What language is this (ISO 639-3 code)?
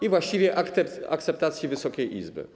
pol